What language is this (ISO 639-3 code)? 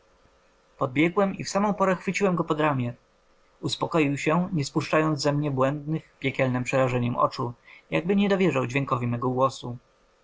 pol